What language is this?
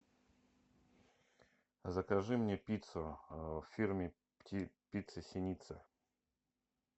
Russian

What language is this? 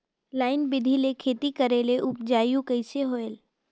Chhattisgarhi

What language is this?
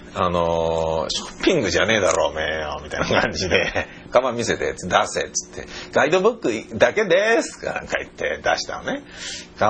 Japanese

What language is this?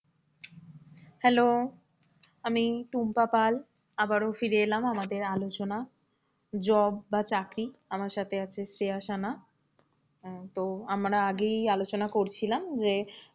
Bangla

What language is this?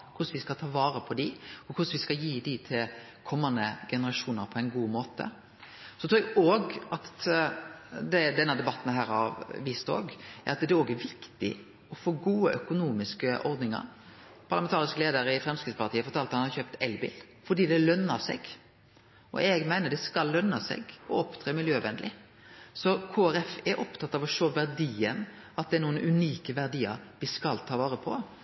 Norwegian Nynorsk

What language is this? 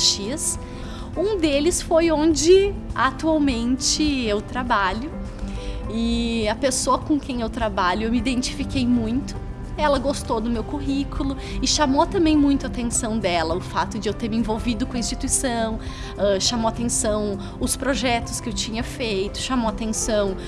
Portuguese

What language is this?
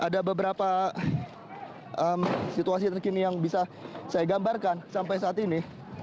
Indonesian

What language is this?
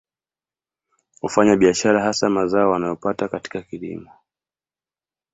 Swahili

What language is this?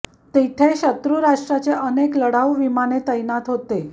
Marathi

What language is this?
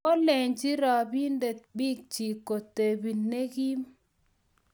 Kalenjin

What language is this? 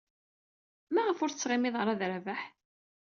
Kabyle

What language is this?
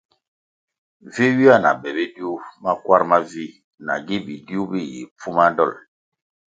Kwasio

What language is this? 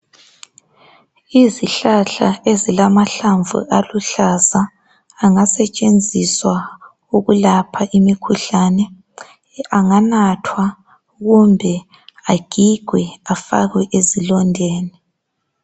North Ndebele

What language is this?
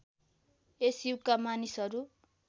Nepali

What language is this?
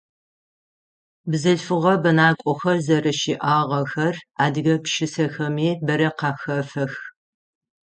Adyghe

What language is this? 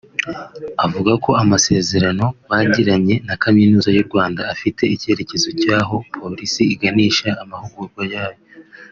Kinyarwanda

